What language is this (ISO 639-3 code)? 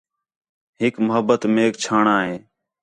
xhe